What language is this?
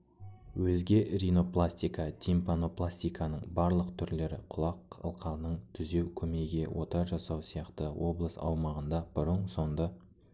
Kazakh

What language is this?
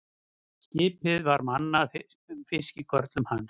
Icelandic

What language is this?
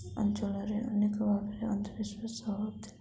Odia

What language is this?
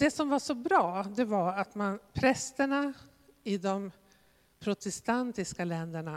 Swedish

